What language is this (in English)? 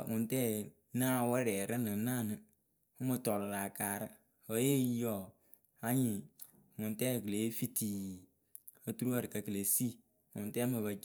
Akebu